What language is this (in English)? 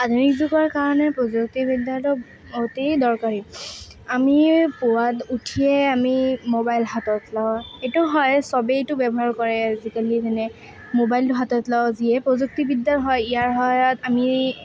Assamese